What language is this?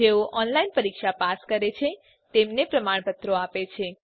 Gujarati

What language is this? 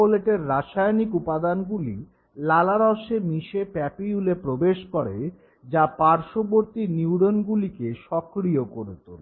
Bangla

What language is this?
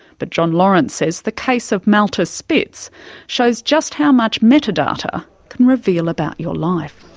English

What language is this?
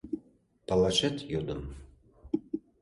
Mari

